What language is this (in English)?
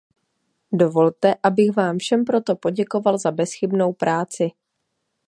Czech